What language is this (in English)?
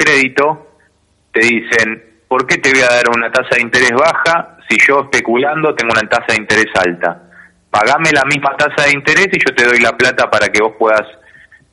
Spanish